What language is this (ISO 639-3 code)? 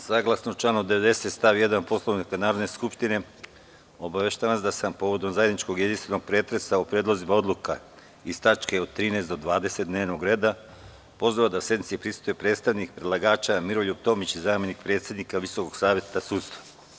srp